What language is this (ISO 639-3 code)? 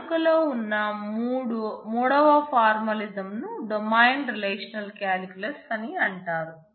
tel